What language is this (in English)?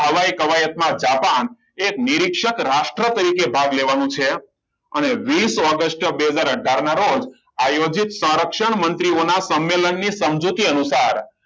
Gujarati